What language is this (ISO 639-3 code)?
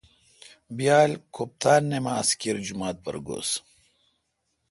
xka